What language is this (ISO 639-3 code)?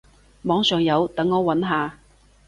yue